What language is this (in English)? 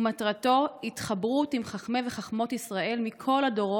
Hebrew